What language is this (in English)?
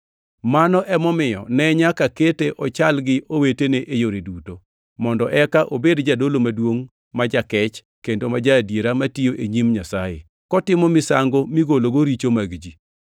Luo (Kenya and Tanzania)